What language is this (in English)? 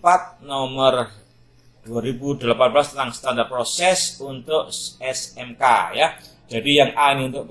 Indonesian